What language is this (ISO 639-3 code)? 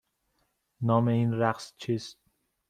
fas